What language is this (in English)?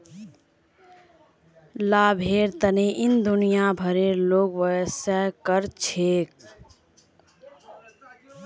Magahi